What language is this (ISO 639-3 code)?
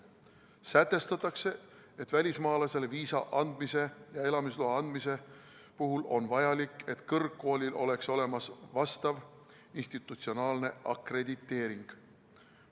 est